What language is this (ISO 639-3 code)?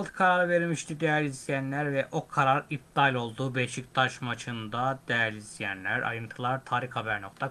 tur